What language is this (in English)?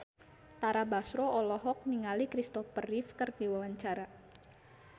Sundanese